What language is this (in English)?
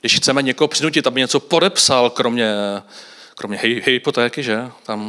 Czech